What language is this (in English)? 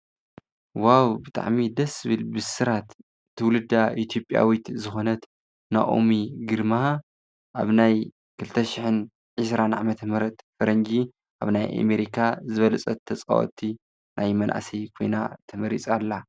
Tigrinya